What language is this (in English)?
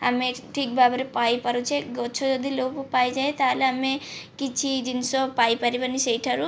Odia